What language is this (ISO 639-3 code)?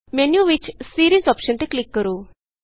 pan